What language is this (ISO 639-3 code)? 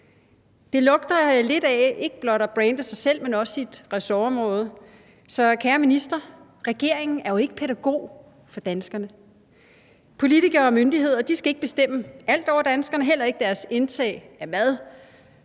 dan